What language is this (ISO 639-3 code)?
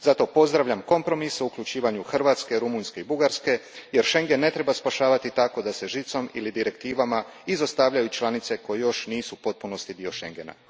hrv